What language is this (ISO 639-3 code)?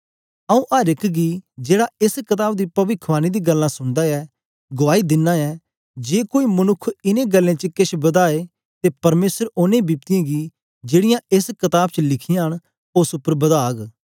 doi